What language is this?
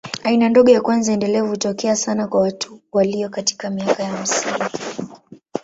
Swahili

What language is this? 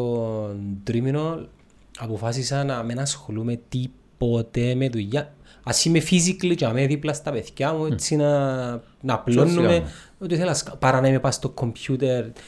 Greek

